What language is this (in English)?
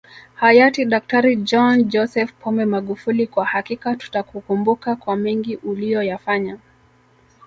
Swahili